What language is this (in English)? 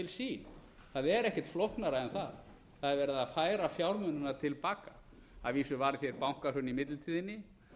Icelandic